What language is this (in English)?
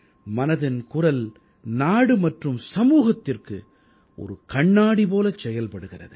Tamil